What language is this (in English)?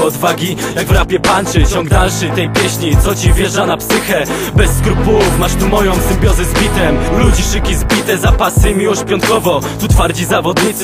Polish